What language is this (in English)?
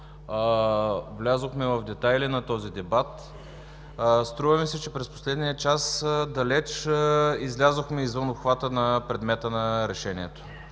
Bulgarian